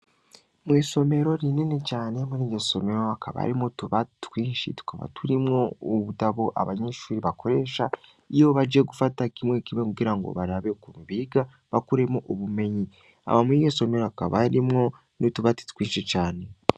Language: Rundi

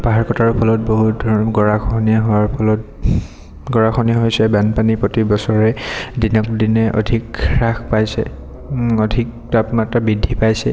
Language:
Assamese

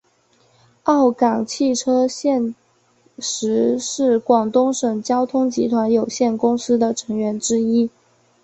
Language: Chinese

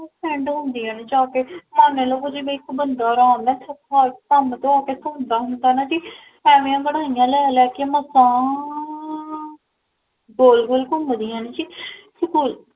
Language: Punjabi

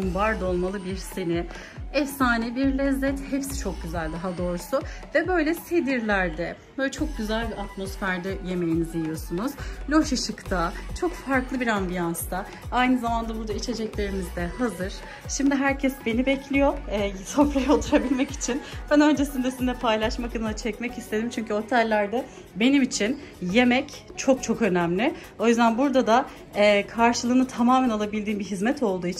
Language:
Turkish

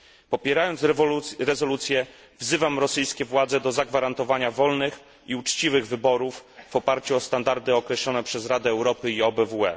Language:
Polish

